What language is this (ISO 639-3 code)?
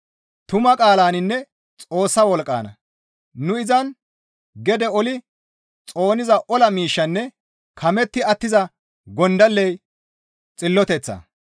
gmv